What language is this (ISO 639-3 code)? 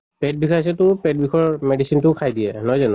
asm